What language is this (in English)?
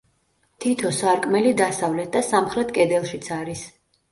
Georgian